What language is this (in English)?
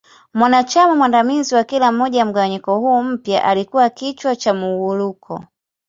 Swahili